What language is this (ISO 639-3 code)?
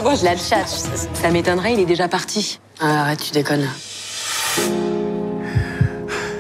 fra